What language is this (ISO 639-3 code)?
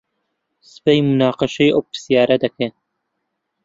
ckb